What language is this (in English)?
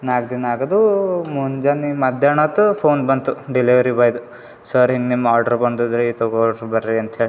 Kannada